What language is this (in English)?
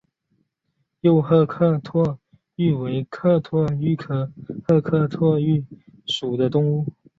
Chinese